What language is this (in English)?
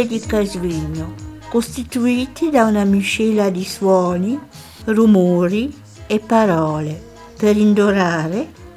Italian